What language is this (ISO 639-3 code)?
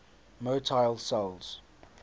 eng